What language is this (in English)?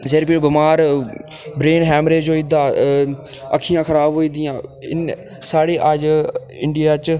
Dogri